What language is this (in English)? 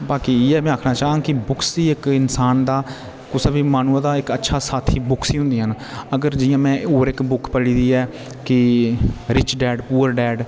Dogri